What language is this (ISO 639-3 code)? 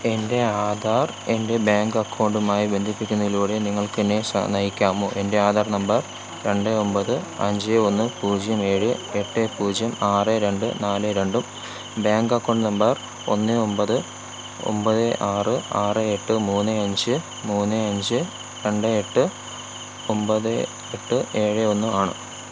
mal